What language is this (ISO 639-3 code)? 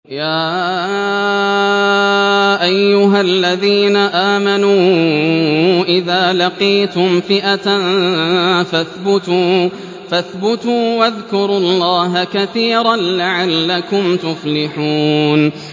ara